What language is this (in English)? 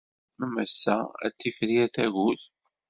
Kabyle